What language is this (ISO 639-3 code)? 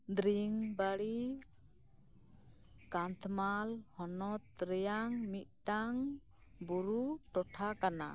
sat